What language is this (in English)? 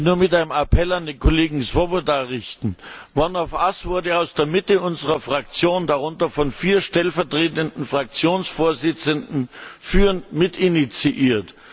German